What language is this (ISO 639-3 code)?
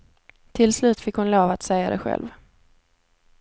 swe